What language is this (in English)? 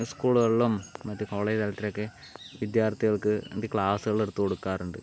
Malayalam